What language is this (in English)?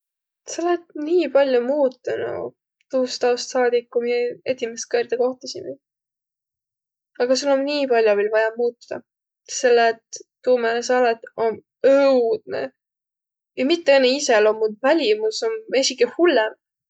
Võro